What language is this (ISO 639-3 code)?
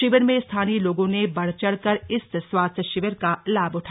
hin